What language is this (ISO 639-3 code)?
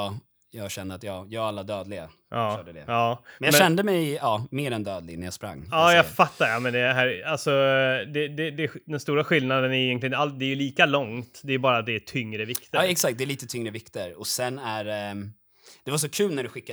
swe